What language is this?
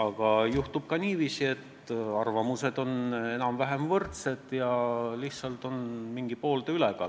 Estonian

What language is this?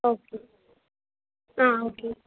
Malayalam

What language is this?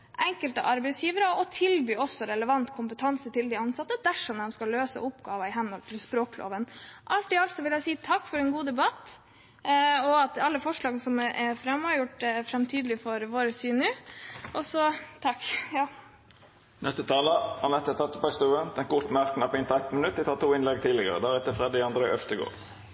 Norwegian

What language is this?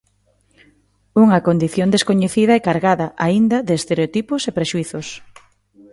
Galician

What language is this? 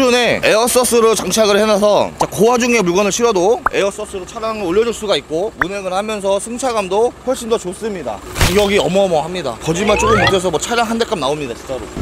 Korean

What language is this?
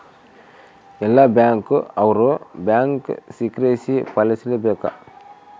Kannada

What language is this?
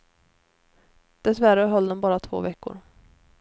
Swedish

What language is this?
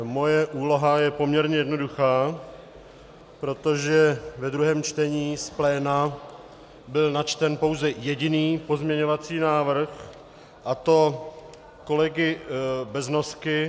Czech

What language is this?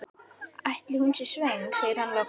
Icelandic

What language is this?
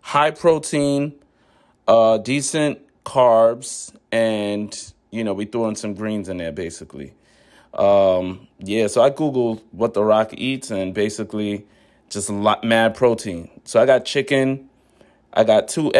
English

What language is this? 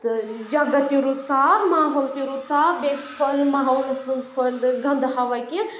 Kashmiri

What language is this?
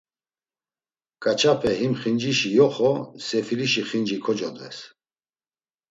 Laz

